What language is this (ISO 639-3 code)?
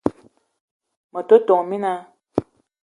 eto